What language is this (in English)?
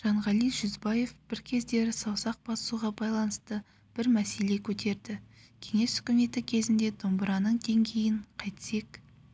Kazakh